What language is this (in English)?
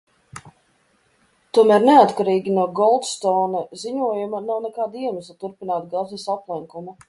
Latvian